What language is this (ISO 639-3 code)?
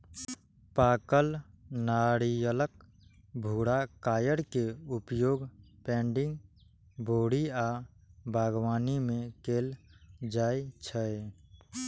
mai